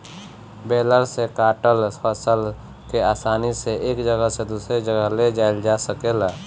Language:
Bhojpuri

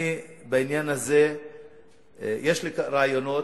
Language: Hebrew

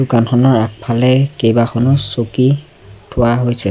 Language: Assamese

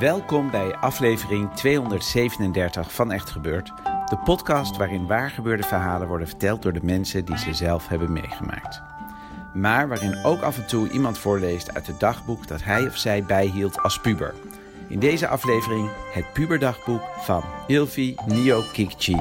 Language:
Dutch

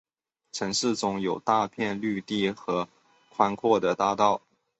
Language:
Chinese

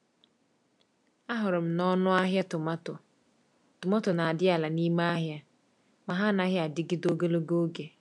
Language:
Igbo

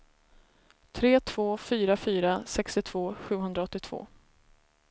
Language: Swedish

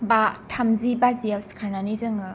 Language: Bodo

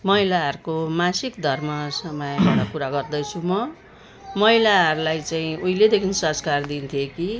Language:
Nepali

